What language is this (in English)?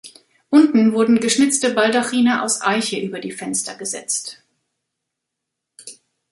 German